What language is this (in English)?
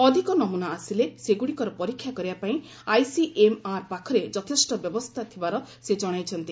Odia